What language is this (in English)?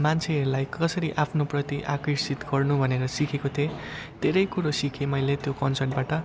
Nepali